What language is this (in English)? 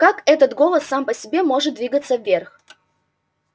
Russian